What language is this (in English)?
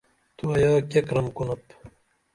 Dameli